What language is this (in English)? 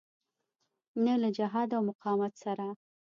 Pashto